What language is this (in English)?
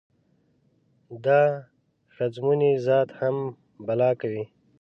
Pashto